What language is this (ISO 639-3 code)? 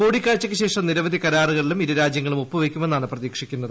mal